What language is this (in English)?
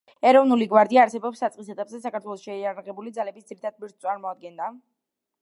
Georgian